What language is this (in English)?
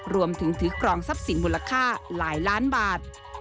Thai